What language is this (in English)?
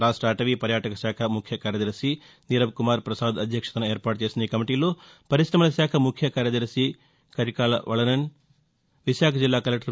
Telugu